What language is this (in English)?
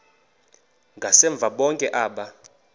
Xhosa